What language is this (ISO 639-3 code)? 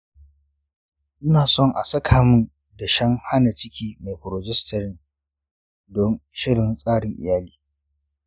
hau